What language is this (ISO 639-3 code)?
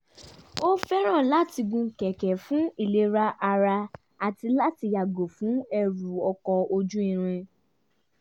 yor